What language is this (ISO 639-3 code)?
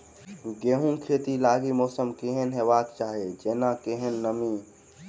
mai